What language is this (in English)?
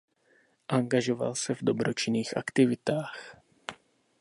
Czech